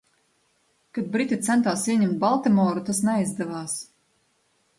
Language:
Latvian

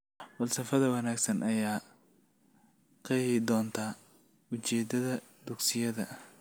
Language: Somali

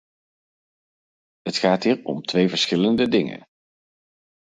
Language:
Dutch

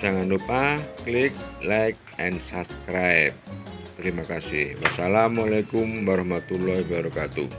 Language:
Indonesian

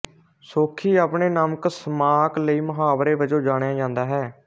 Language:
Punjabi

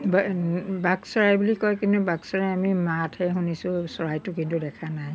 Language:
Assamese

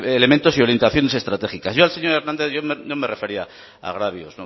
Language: Spanish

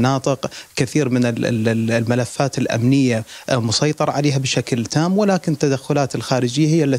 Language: Arabic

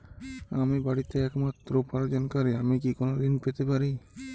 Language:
Bangla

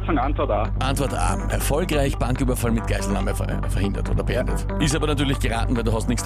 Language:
German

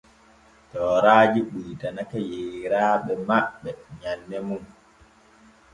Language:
Borgu Fulfulde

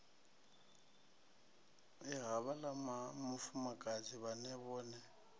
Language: Venda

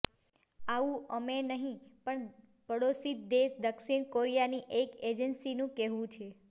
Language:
Gujarati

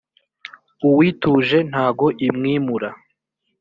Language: Kinyarwanda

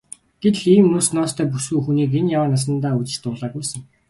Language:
Mongolian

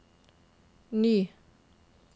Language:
Norwegian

